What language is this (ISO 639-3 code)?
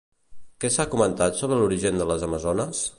cat